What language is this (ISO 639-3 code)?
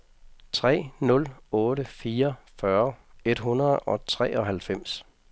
dan